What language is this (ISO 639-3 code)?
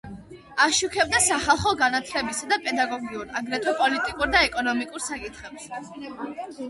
kat